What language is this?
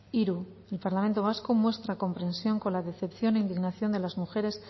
Spanish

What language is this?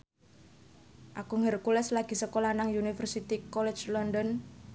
Javanese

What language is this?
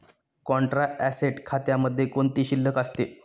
Marathi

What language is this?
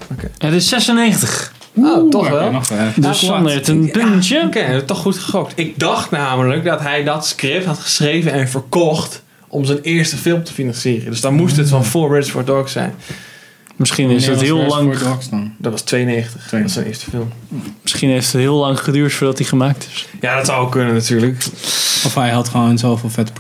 Dutch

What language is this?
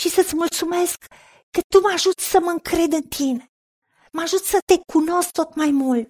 Romanian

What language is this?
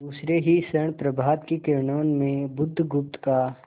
Hindi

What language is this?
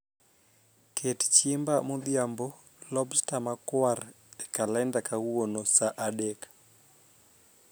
Luo (Kenya and Tanzania)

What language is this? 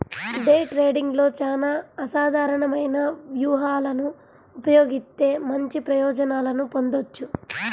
Telugu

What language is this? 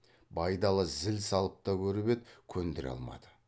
Kazakh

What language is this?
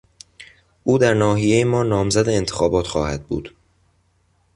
Persian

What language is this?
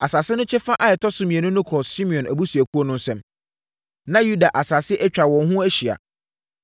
Akan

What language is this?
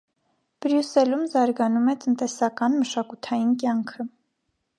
Armenian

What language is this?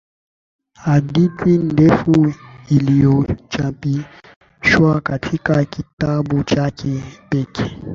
Swahili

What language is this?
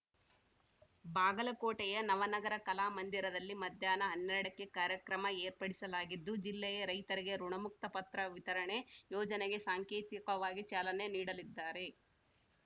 Kannada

